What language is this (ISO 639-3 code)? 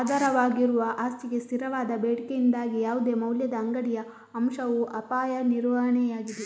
kan